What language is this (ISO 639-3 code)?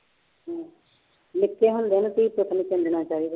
pan